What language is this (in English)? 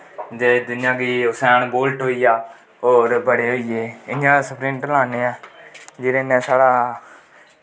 Dogri